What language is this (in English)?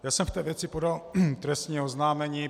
Czech